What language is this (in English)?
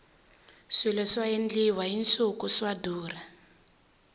Tsonga